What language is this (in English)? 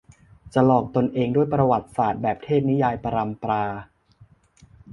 Thai